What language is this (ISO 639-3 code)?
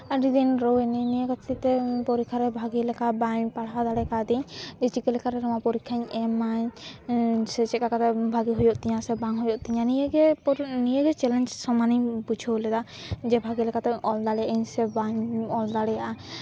sat